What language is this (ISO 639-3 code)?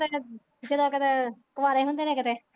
pan